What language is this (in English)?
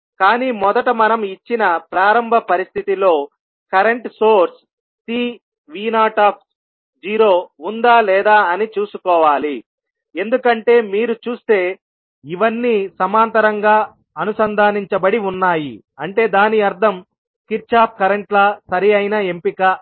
Telugu